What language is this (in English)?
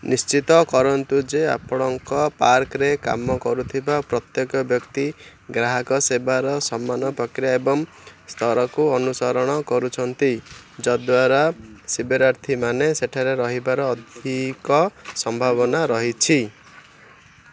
Odia